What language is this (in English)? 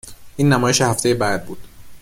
Persian